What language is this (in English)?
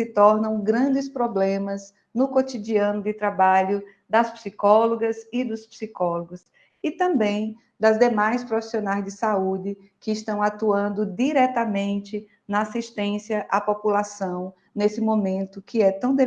Portuguese